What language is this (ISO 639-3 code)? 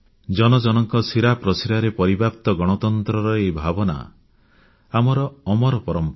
ori